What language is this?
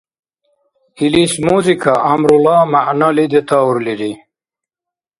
Dargwa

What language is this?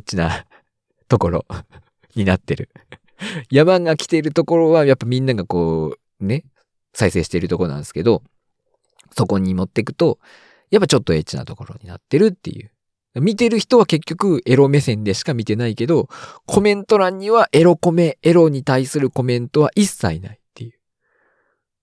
Japanese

